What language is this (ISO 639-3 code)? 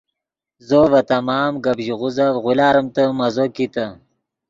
ydg